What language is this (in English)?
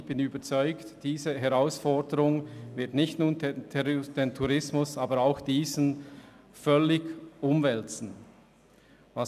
Swiss German